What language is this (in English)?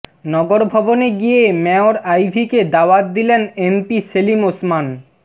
Bangla